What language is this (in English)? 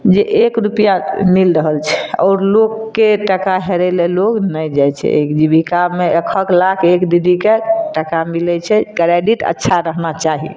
Maithili